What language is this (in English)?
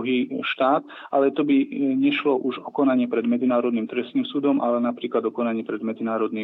Slovak